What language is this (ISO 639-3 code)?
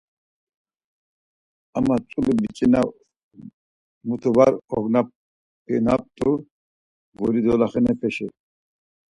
lzz